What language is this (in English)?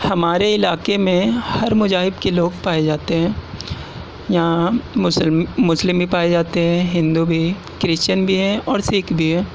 Urdu